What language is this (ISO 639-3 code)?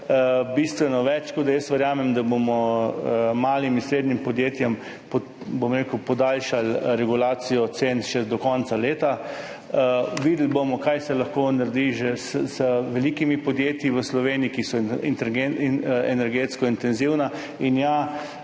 slv